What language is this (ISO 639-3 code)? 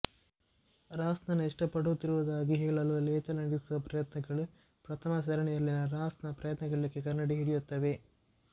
kan